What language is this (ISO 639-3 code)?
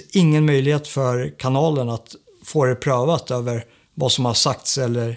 swe